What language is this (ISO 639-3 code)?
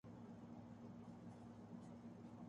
urd